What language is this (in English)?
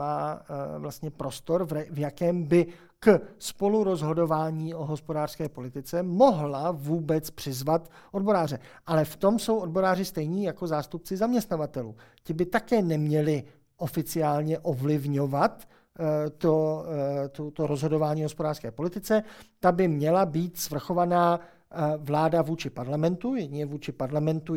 Czech